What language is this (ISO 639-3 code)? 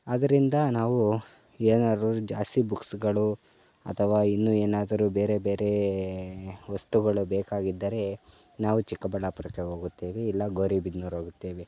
kan